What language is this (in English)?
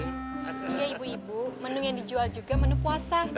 Indonesian